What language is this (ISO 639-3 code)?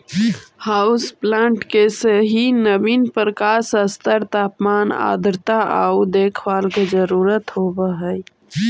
mag